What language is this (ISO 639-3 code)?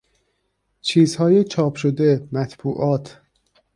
fas